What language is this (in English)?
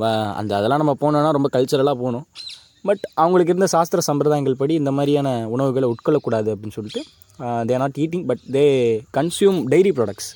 Tamil